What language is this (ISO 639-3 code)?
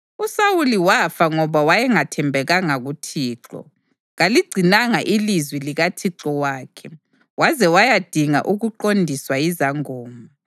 nde